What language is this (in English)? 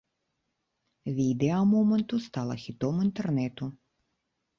Belarusian